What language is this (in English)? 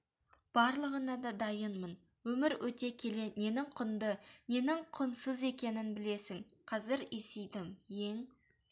Kazakh